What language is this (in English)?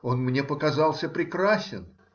Russian